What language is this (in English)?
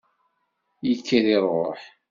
Kabyle